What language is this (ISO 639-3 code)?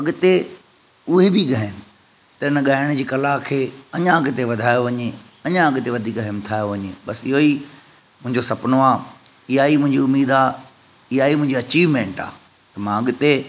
snd